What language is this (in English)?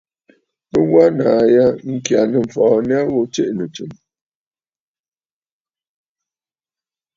Bafut